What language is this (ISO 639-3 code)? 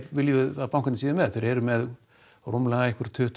isl